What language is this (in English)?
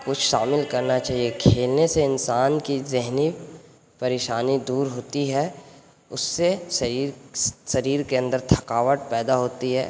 Urdu